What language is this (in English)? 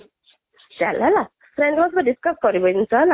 Odia